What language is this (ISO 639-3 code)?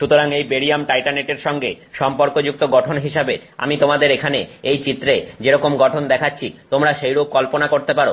ben